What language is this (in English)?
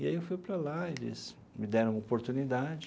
Portuguese